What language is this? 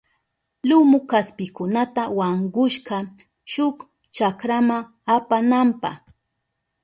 Southern Pastaza Quechua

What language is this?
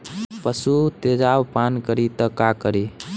Bhojpuri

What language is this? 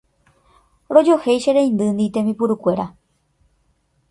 Guarani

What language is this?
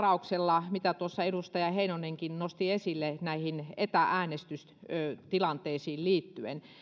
Finnish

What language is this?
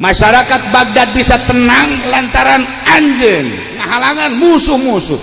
Indonesian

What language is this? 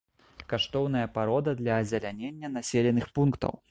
Belarusian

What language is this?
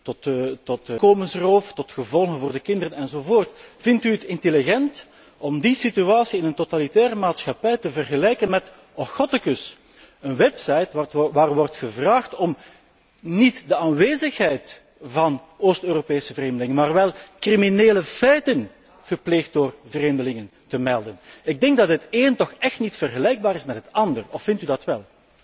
Dutch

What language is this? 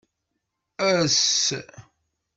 Kabyle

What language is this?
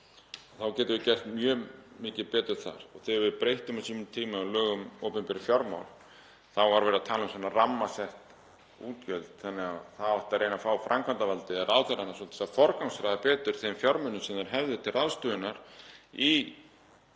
Icelandic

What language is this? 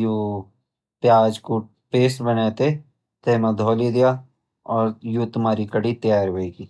Garhwali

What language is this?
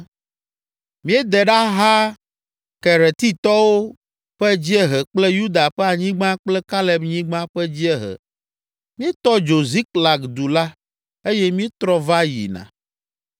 Ewe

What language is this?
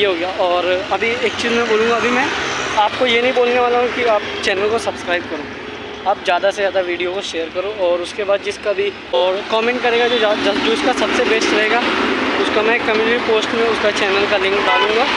Hindi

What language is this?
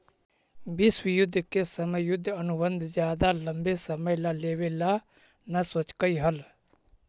Magahi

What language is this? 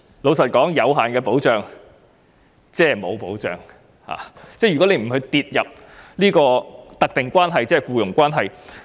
Cantonese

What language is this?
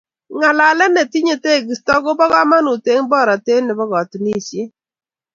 Kalenjin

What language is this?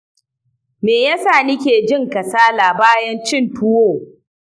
Hausa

